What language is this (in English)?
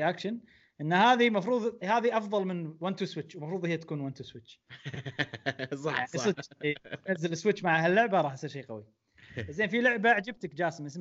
Arabic